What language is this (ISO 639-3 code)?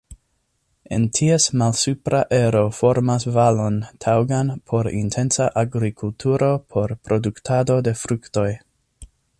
epo